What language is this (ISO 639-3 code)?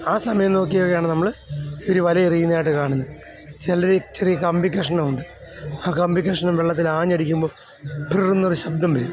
mal